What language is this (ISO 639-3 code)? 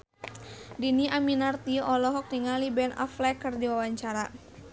sun